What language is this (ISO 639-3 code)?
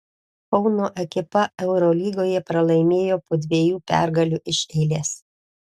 lit